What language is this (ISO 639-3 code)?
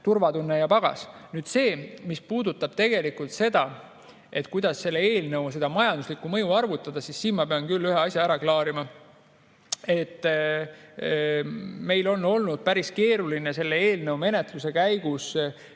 est